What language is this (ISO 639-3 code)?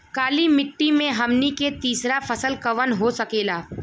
bho